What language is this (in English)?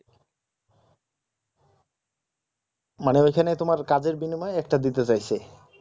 Bangla